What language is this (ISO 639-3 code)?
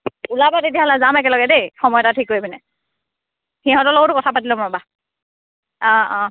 asm